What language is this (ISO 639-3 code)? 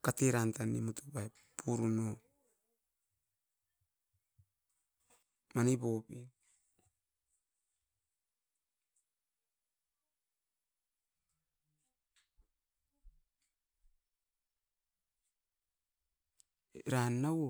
eiv